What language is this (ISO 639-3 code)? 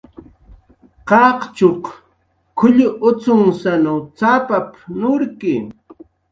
jqr